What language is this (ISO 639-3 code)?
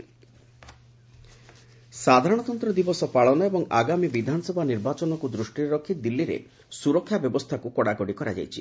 ori